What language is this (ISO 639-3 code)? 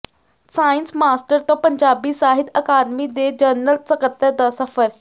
pan